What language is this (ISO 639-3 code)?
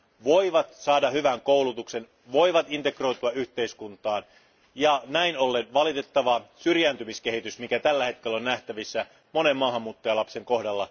fin